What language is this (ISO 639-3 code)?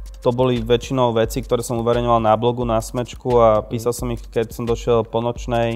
slk